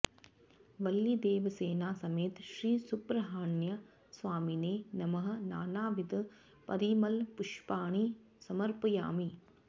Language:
Sanskrit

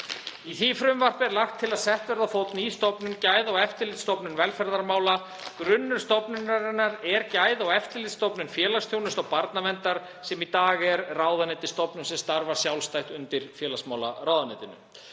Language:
Icelandic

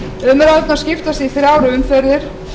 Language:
Icelandic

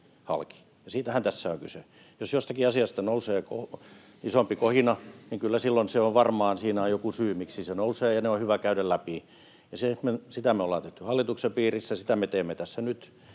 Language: Finnish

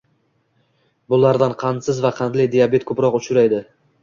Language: Uzbek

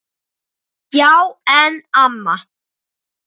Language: Icelandic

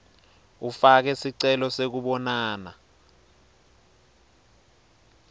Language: Swati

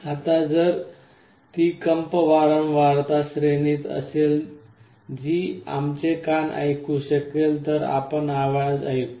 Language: Marathi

